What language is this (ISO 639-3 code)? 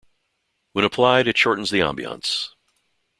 eng